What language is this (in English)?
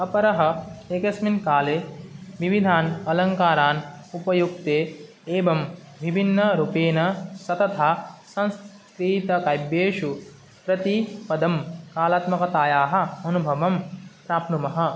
Sanskrit